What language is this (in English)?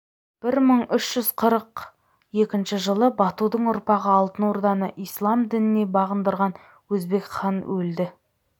Kazakh